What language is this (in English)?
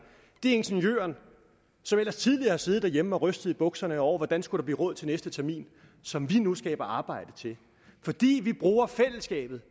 Danish